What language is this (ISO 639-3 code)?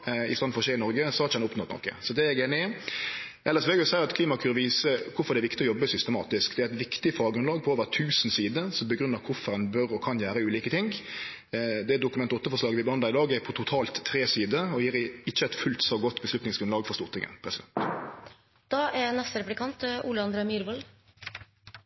nno